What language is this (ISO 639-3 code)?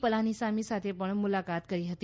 guj